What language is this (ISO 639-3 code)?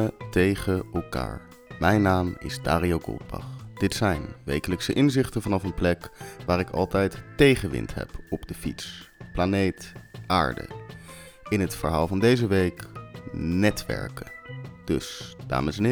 nld